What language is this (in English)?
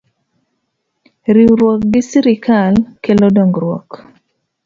Luo (Kenya and Tanzania)